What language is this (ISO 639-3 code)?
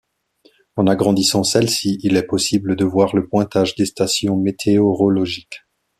fra